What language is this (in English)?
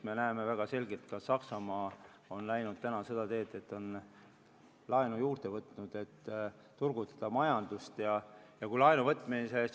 Estonian